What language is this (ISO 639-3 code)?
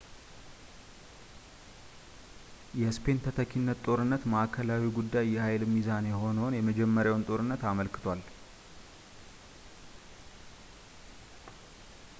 amh